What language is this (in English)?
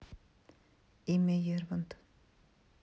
Russian